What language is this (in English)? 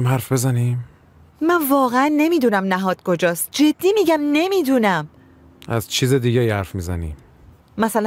Persian